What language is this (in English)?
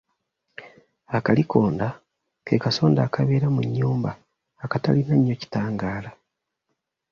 Ganda